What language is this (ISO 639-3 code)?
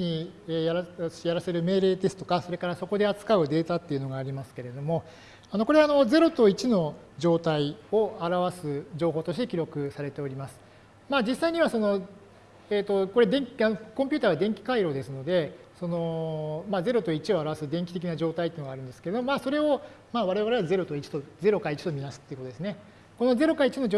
jpn